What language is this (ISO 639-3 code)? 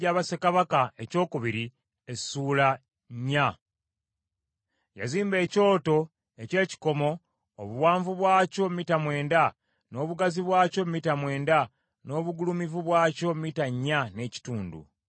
lug